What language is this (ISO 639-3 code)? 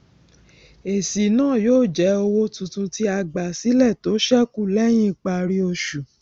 yor